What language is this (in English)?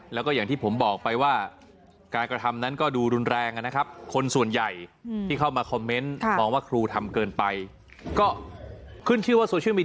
Thai